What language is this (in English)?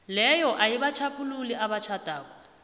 South Ndebele